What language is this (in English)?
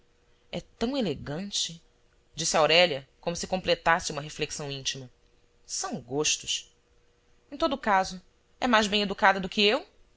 Portuguese